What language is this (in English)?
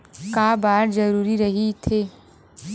Chhattisgarhi